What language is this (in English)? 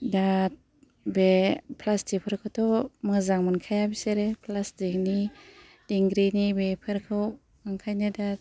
Bodo